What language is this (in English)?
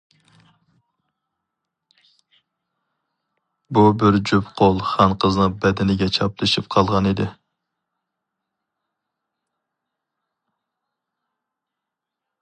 Uyghur